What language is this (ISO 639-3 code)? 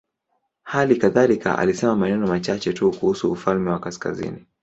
swa